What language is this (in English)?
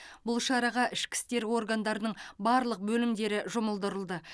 Kazakh